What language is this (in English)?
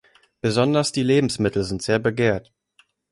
German